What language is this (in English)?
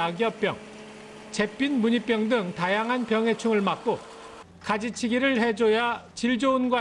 Korean